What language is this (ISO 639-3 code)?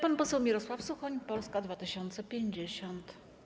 pol